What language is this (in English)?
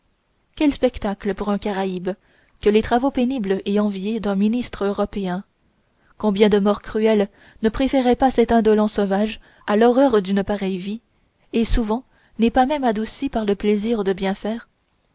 French